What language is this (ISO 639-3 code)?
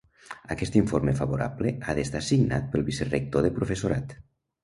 cat